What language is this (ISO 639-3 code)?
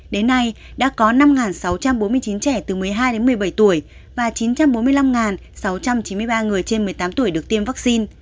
vie